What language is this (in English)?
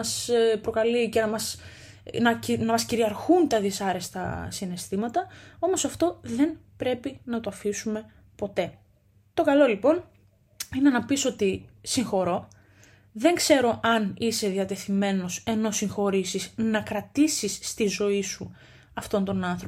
Greek